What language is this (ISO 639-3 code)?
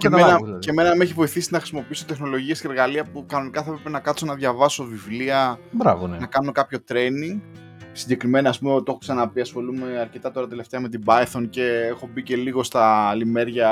ell